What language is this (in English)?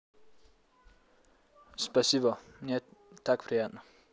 Russian